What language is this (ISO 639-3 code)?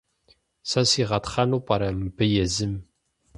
kbd